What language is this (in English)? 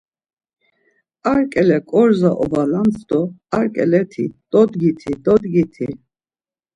Laz